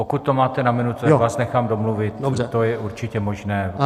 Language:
Czech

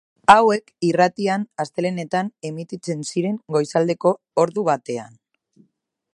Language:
Basque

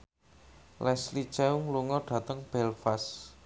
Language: Javanese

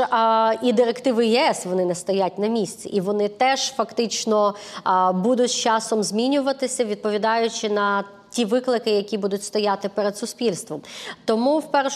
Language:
Ukrainian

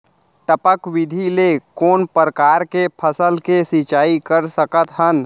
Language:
Chhattisgarhi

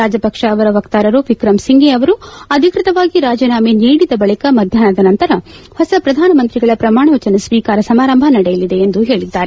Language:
Kannada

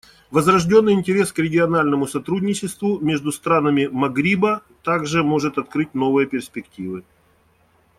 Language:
Russian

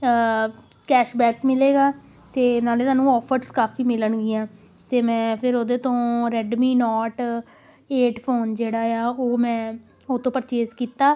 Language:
Punjabi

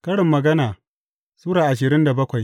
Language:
Hausa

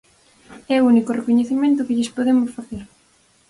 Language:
Galician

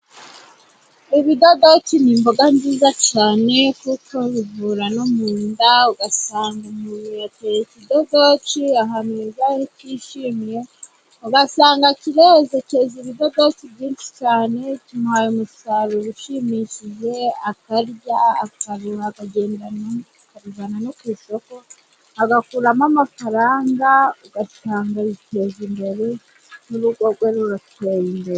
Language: Kinyarwanda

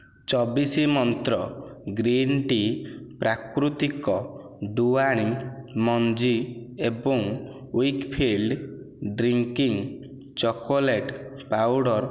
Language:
Odia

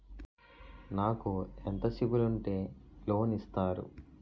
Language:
Telugu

